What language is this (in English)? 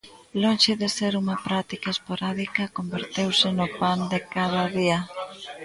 Galician